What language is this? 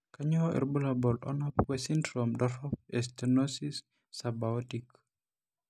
Masai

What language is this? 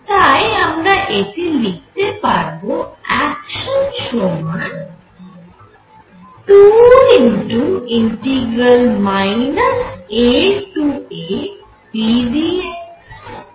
Bangla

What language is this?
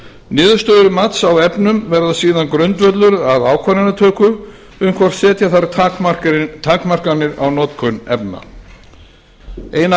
Icelandic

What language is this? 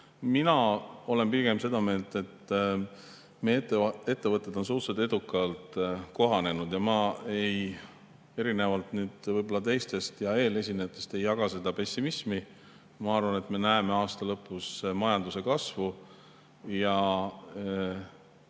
Estonian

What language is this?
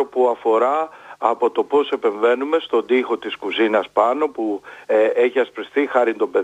Greek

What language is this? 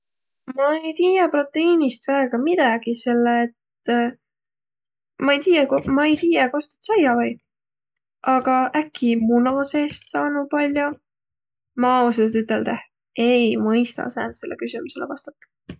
Võro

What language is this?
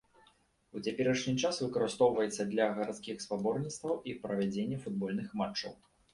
Belarusian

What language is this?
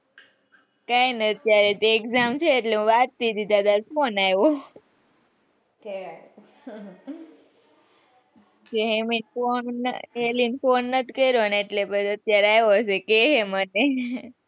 Gujarati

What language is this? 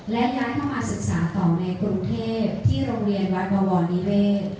Thai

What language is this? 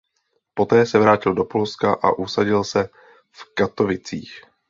Czech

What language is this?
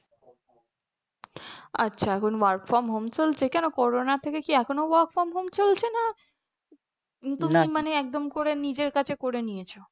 Bangla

